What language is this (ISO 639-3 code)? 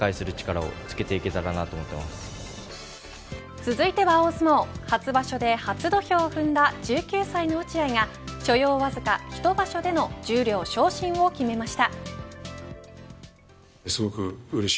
jpn